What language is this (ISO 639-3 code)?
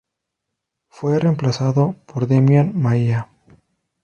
spa